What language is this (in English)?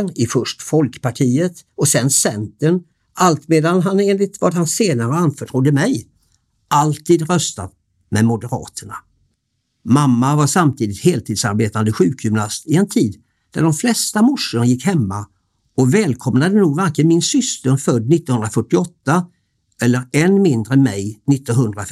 Swedish